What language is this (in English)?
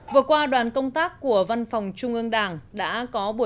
Vietnamese